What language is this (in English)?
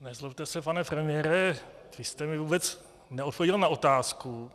Czech